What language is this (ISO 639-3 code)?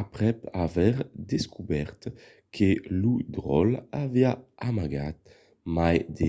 oci